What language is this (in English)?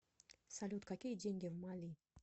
Russian